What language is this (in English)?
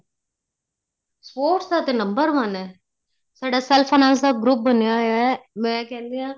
Punjabi